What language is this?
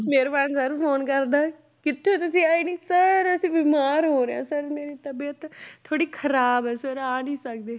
Punjabi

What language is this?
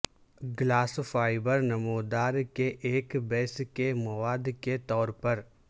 Urdu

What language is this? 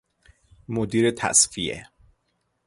Persian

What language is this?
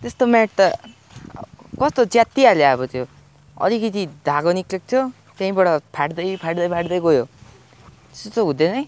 Nepali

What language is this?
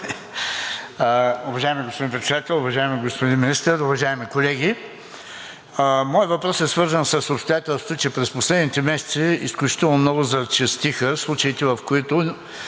Bulgarian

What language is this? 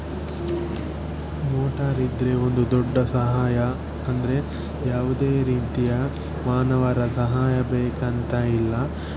Kannada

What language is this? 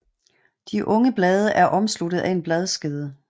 Danish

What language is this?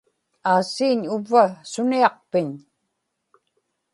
Inupiaq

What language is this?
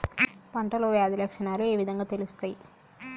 Telugu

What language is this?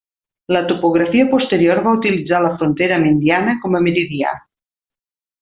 Catalan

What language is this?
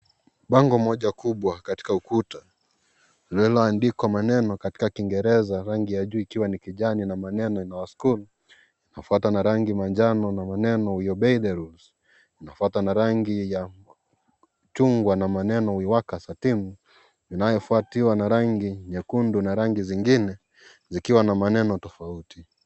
Swahili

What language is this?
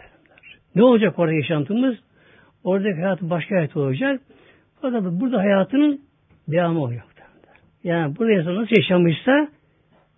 Turkish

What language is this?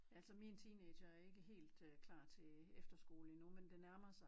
Danish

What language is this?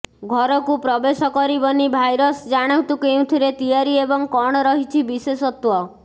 Odia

